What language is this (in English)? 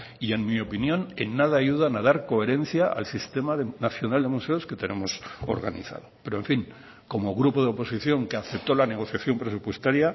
Spanish